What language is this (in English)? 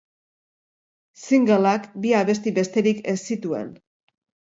Basque